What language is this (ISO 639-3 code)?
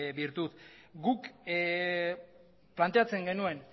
eus